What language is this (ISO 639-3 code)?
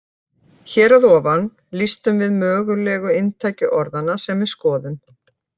isl